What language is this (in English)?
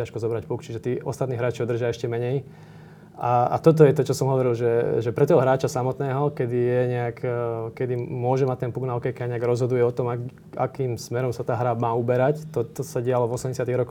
Slovak